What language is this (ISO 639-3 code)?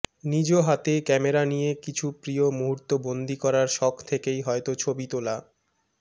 ben